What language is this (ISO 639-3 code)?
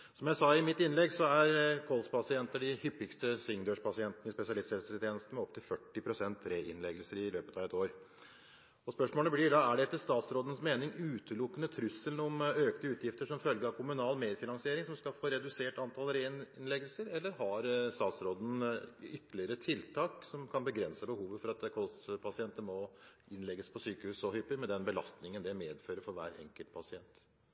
nob